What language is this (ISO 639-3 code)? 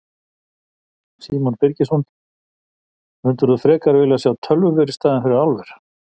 isl